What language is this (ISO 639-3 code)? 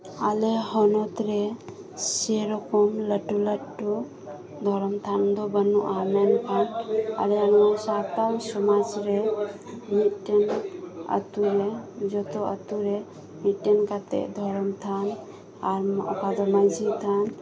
sat